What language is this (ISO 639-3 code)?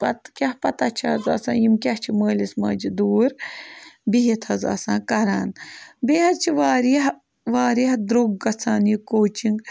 kas